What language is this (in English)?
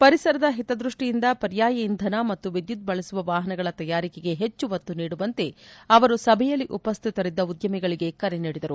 Kannada